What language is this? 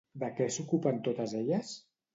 Catalan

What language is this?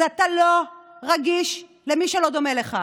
Hebrew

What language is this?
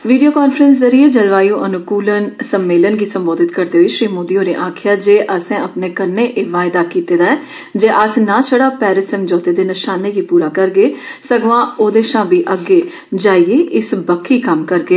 Dogri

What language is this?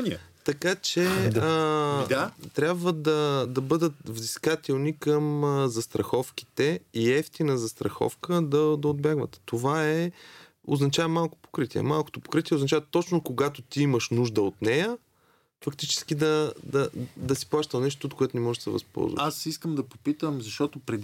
Bulgarian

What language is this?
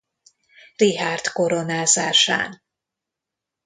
Hungarian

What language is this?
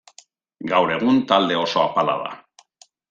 Basque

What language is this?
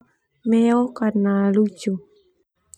Termanu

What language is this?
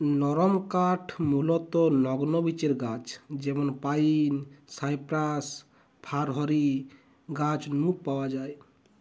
Bangla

